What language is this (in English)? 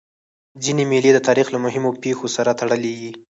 Pashto